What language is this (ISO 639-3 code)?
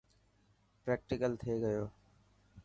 mki